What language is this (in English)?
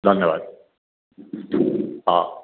Odia